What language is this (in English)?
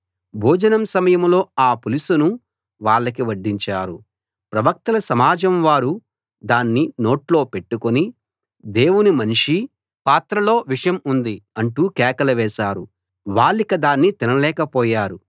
Telugu